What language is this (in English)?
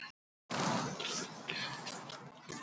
Icelandic